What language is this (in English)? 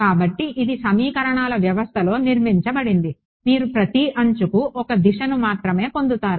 Telugu